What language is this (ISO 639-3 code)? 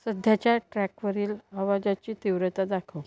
mar